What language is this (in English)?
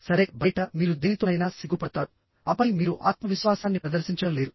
Telugu